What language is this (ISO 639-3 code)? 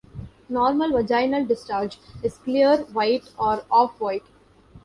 eng